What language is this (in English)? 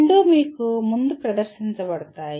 Telugu